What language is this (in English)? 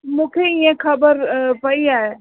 Sindhi